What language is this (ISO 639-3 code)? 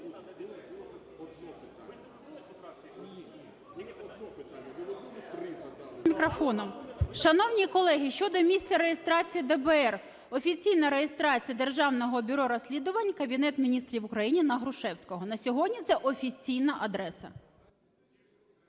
ukr